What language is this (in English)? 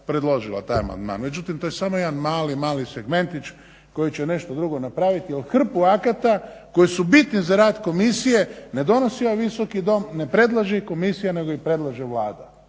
Croatian